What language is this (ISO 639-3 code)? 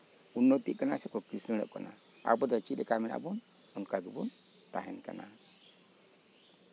sat